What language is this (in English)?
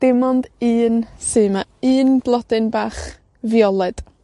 Welsh